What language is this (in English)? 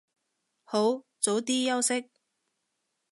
Cantonese